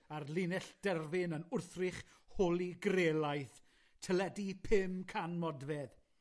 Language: Welsh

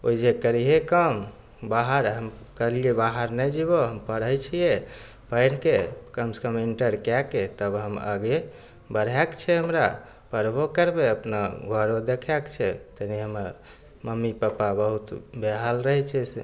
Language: Maithili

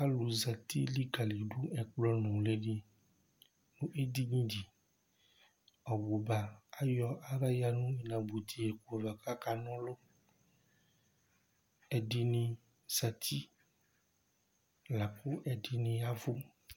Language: Ikposo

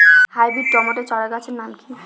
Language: Bangla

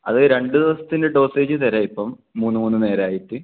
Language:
Malayalam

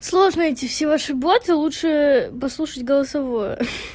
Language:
Russian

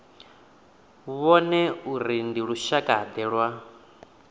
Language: Venda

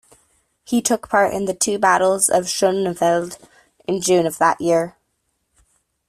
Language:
English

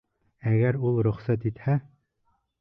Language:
Bashkir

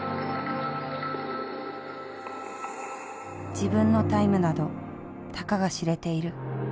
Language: Japanese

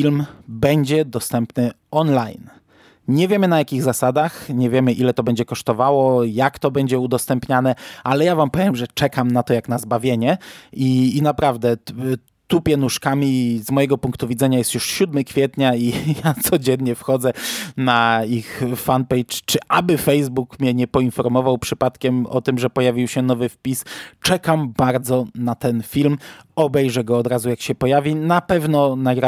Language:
Polish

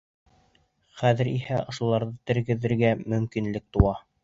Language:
Bashkir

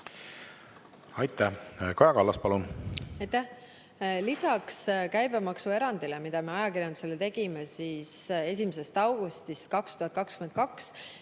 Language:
Estonian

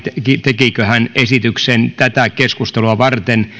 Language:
Finnish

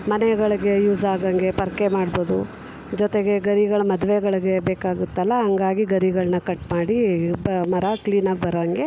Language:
Kannada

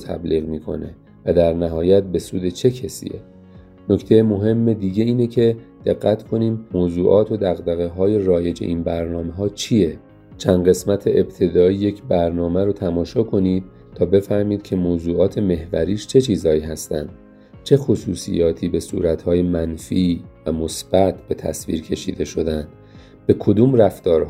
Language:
Persian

